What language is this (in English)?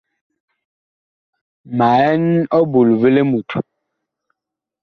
Bakoko